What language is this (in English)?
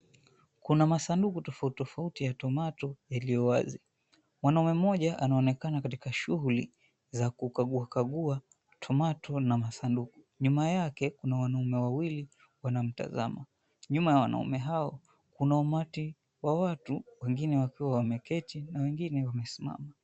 Swahili